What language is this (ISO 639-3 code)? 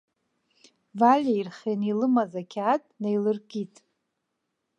abk